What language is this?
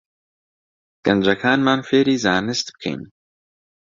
Central Kurdish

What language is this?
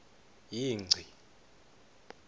Swati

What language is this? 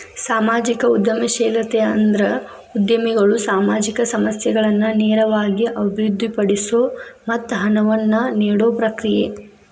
Kannada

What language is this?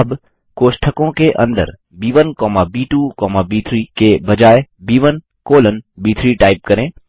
Hindi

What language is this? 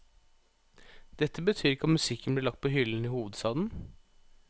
Norwegian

